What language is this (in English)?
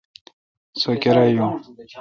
Kalkoti